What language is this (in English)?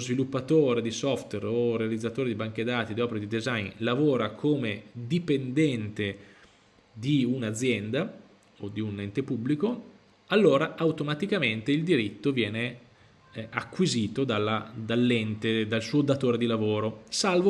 Italian